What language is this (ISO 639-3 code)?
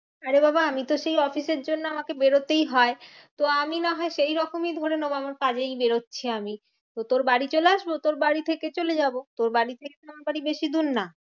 ben